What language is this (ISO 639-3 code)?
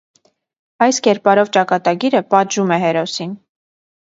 hye